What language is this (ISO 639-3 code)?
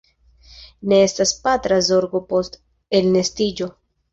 epo